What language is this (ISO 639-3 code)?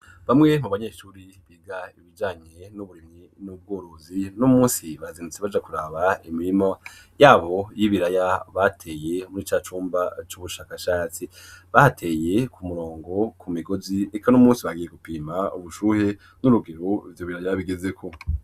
run